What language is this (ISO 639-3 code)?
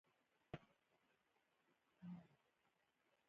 pus